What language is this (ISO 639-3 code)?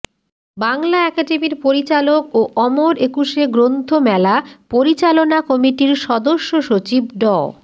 ben